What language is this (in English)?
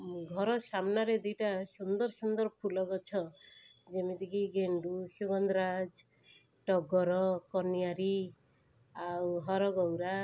Odia